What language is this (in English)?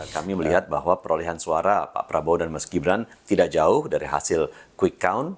Indonesian